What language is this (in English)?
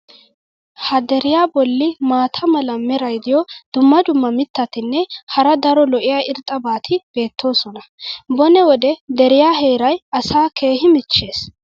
Wolaytta